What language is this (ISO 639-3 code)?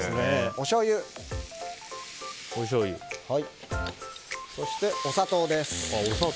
jpn